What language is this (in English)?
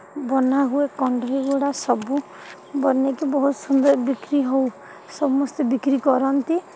Odia